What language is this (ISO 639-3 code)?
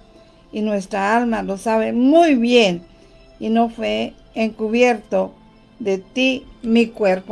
spa